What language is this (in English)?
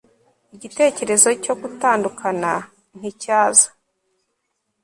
Kinyarwanda